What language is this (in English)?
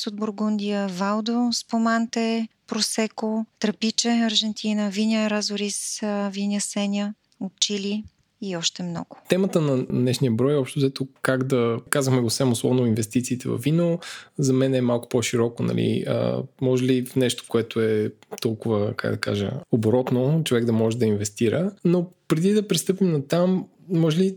Bulgarian